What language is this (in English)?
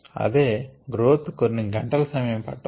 Telugu